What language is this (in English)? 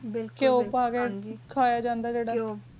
Punjabi